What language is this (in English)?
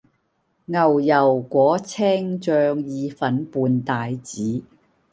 Cantonese